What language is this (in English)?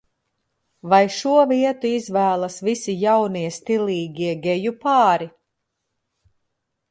Latvian